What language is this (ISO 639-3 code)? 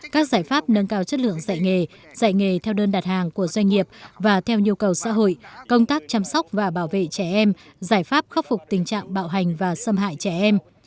vie